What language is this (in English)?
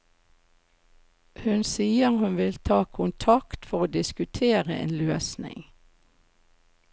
Norwegian